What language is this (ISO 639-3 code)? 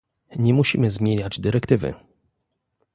pol